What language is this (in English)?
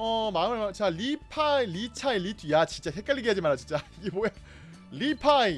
Korean